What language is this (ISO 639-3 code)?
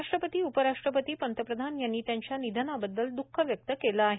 mar